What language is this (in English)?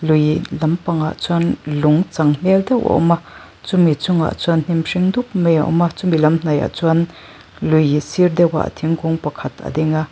Mizo